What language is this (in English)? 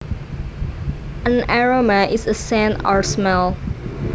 Javanese